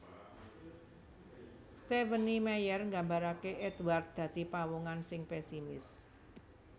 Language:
Javanese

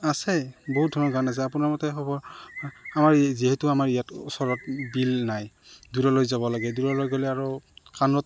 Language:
Assamese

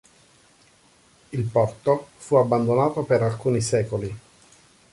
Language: Italian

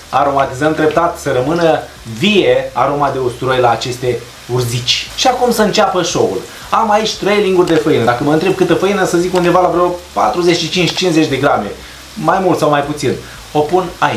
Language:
Romanian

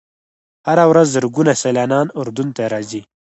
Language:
Pashto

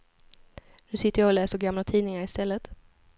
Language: Swedish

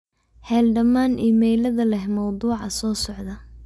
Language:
Somali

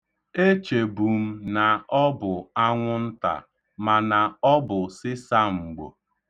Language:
Igbo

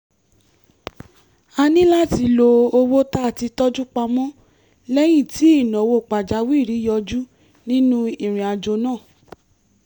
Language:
Yoruba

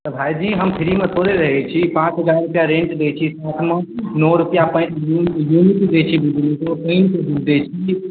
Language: Maithili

